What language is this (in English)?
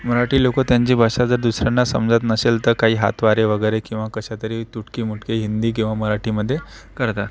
Marathi